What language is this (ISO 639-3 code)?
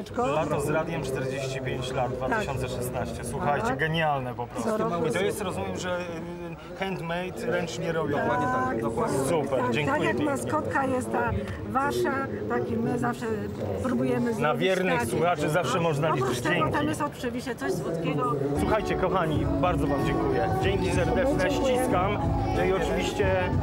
pol